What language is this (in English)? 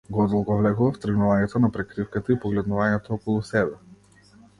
Macedonian